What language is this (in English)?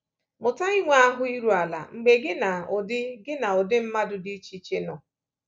Igbo